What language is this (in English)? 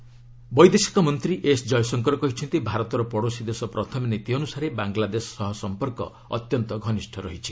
Odia